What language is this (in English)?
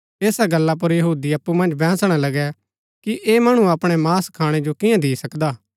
Gaddi